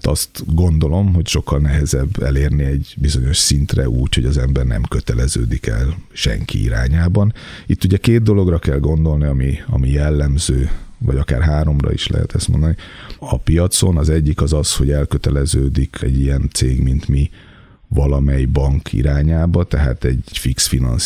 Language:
Hungarian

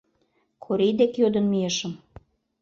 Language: Mari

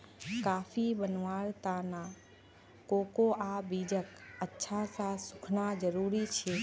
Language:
Magahi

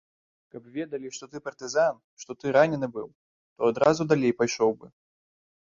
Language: Belarusian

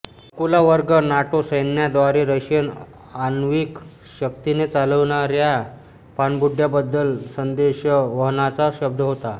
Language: Marathi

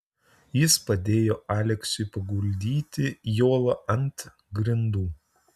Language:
Lithuanian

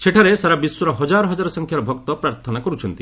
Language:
Odia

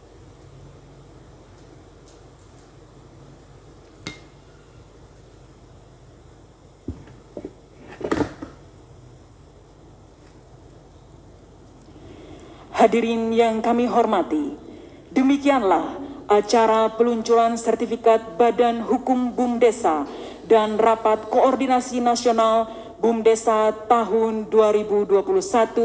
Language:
Indonesian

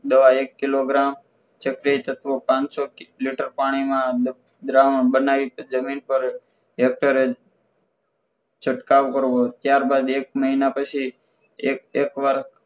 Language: Gujarati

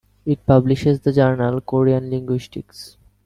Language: English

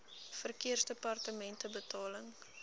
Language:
Afrikaans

